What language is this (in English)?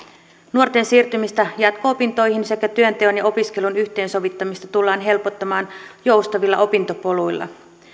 Finnish